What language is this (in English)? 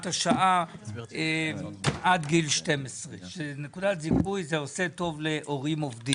Hebrew